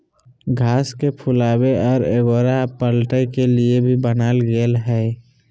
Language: Magahi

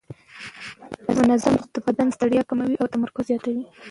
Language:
Pashto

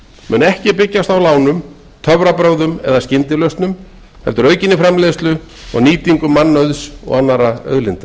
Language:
Icelandic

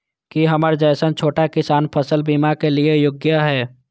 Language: Maithili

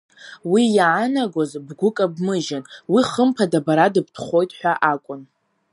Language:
Abkhazian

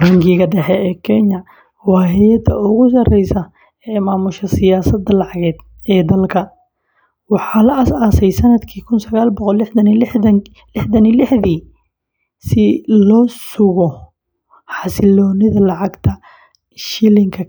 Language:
Somali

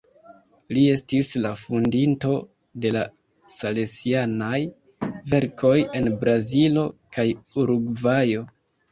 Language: Esperanto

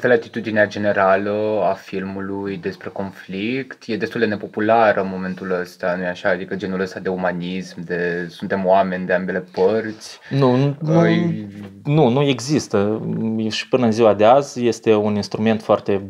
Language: Romanian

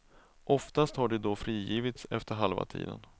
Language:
Swedish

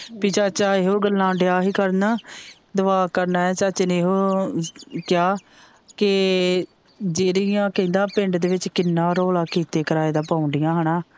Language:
Punjabi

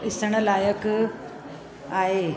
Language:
Sindhi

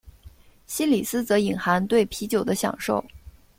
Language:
Chinese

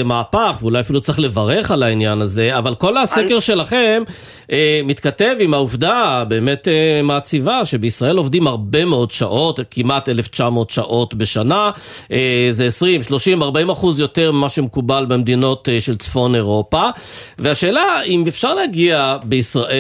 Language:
Hebrew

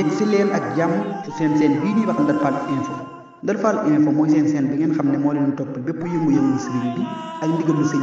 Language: Indonesian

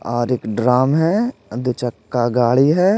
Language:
Hindi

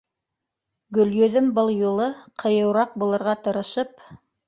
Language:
Bashkir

